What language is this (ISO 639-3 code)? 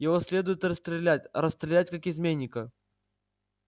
rus